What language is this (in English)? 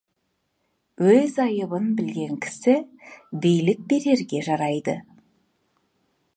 Kazakh